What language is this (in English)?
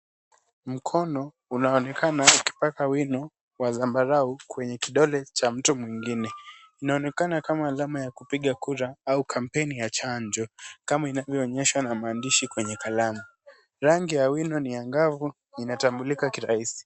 Swahili